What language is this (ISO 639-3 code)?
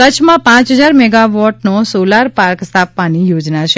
guj